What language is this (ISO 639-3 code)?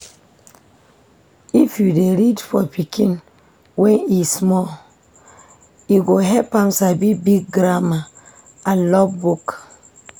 pcm